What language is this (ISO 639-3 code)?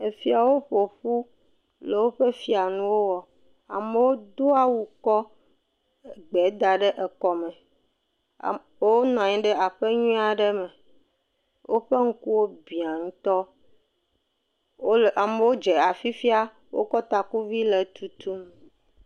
ewe